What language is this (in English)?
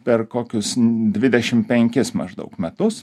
Lithuanian